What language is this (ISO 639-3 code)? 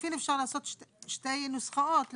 heb